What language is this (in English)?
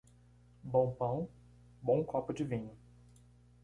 Portuguese